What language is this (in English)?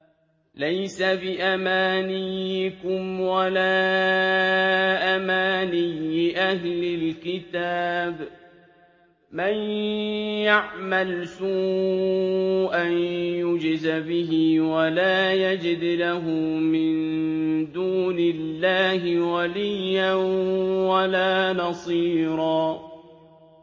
Arabic